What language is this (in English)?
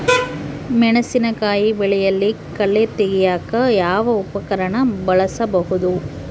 Kannada